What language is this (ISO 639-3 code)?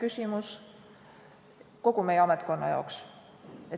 est